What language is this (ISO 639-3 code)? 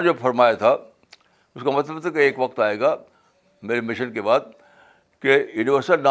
urd